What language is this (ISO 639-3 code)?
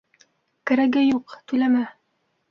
bak